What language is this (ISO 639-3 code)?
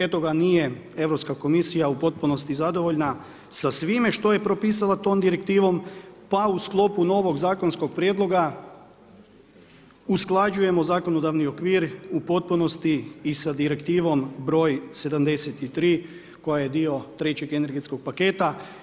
hrv